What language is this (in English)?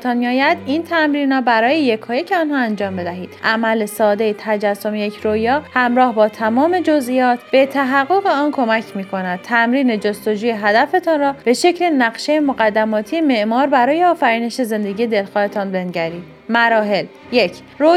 Persian